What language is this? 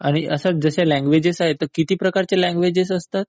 Marathi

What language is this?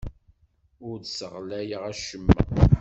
Kabyle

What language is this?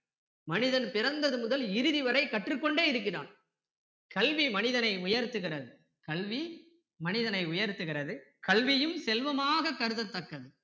Tamil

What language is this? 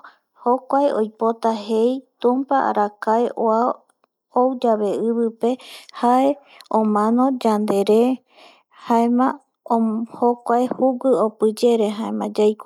Eastern Bolivian Guaraní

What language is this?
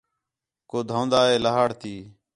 Khetrani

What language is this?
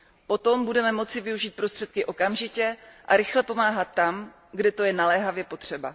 Czech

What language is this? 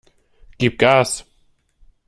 German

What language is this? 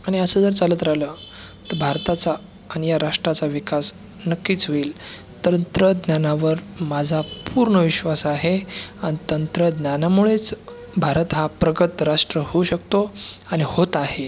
Marathi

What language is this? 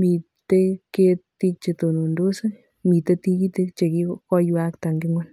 Kalenjin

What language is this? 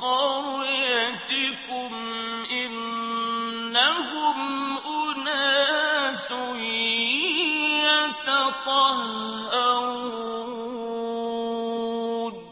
Arabic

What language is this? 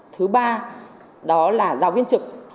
Vietnamese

